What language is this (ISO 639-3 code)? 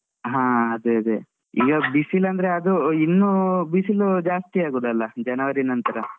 kan